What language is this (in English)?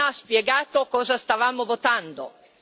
Italian